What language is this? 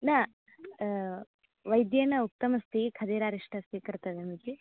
Sanskrit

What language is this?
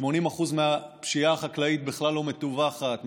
Hebrew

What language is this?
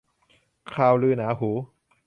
Thai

